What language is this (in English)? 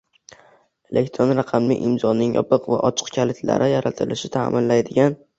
Uzbek